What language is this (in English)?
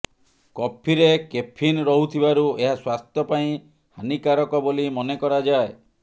Odia